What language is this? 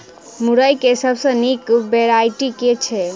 Maithili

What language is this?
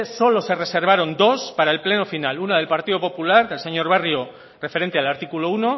Spanish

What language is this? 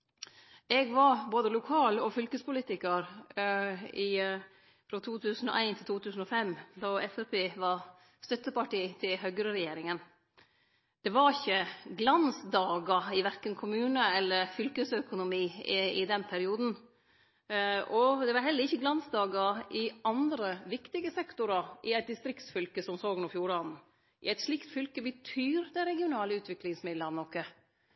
Norwegian Nynorsk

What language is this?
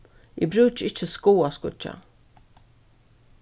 Faroese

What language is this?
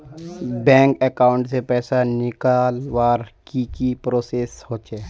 Magahi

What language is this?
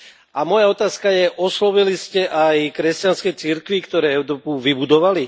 Slovak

